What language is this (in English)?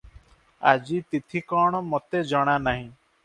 Odia